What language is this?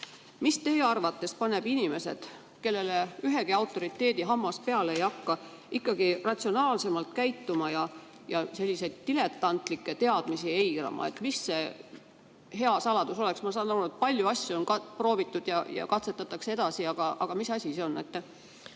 Estonian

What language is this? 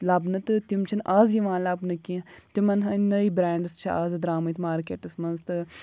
Kashmiri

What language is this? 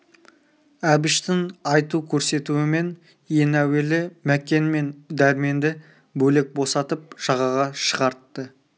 Kazakh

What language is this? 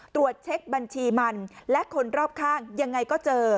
Thai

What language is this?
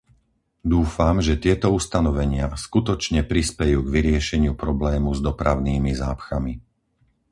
Slovak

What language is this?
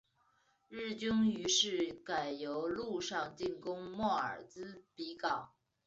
Chinese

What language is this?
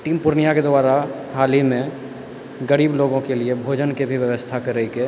Maithili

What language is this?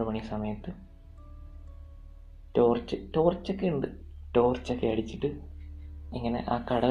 Malayalam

